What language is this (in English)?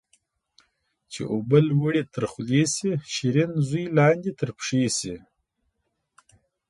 Pashto